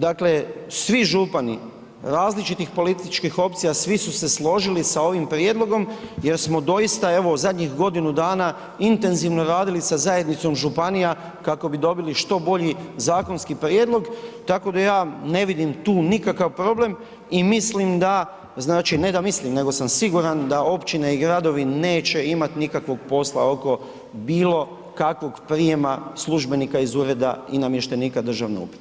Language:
Croatian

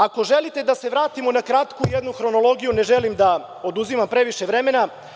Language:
Serbian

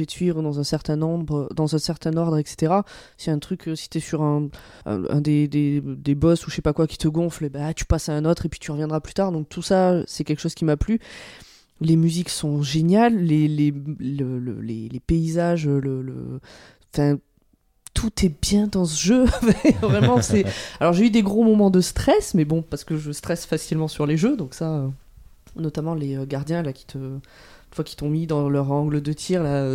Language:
French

